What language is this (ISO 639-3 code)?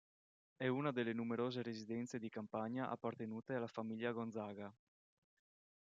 ita